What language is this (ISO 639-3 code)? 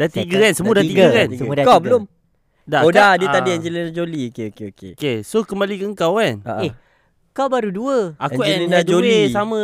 msa